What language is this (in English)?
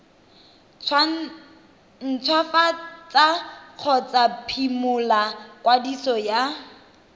Tswana